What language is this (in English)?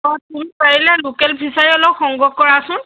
Assamese